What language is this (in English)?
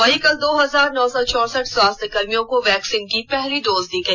Hindi